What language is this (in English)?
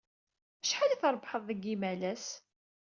Kabyle